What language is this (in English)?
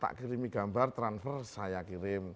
Indonesian